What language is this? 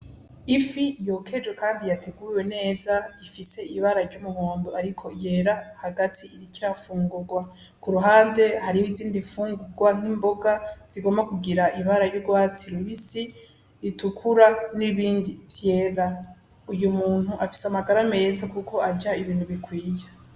Rundi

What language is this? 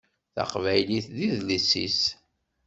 Kabyle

